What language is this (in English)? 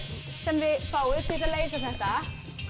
Icelandic